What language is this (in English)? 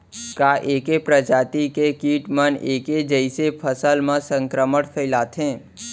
Chhattisgarhi